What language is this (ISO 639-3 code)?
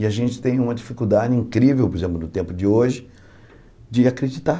por